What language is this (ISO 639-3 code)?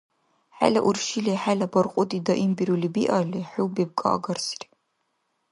dar